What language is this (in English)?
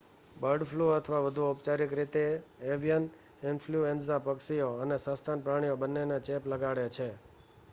Gujarati